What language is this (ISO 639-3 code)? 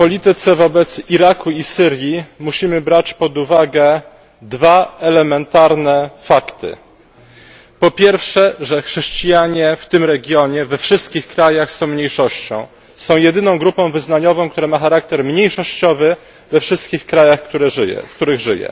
pol